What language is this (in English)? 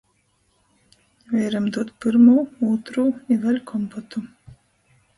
Latgalian